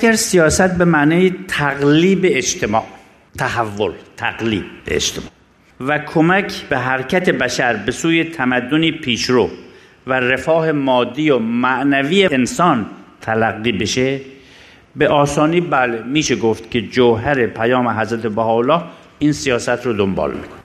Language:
Persian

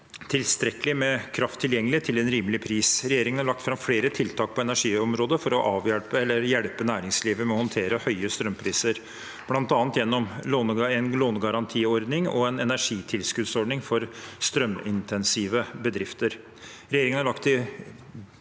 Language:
Norwegian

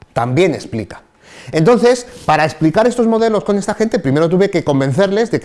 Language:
Spanish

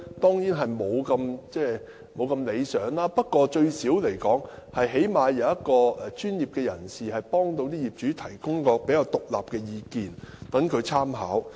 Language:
Cantonese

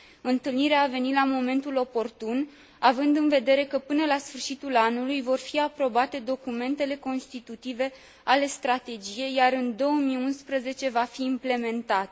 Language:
Romanian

